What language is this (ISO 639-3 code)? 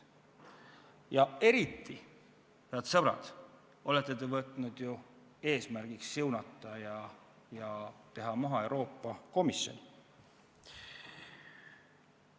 est